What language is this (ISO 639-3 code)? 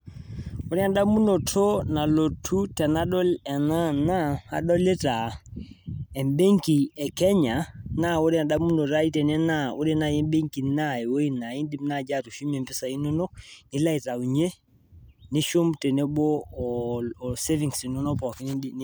mas